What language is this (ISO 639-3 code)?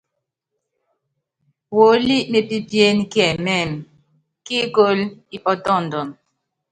yav